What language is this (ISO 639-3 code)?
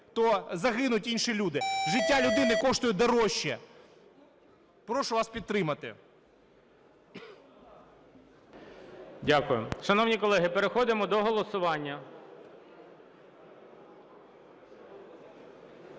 ukr